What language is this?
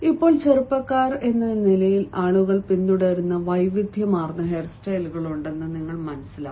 Malayalam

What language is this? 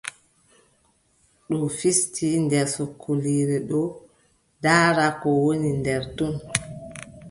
Adamawa Fulfulde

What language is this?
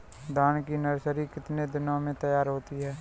Hindi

